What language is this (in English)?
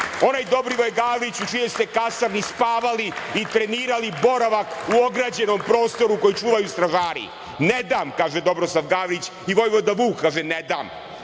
Serbian